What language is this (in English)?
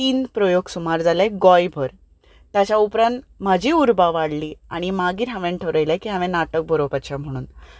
Konkani